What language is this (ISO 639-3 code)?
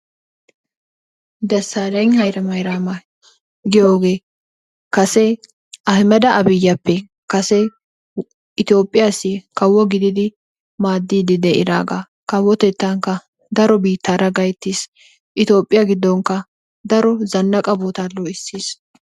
wal